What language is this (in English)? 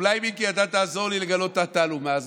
Hebrew